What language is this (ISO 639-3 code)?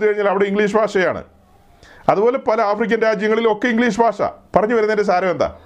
mal